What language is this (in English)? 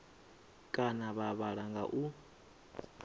Venda